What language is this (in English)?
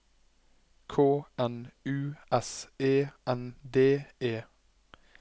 Norwegian